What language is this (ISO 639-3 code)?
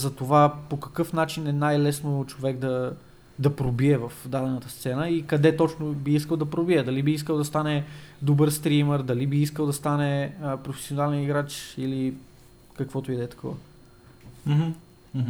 bul